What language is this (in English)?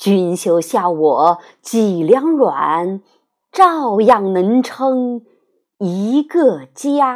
Chinese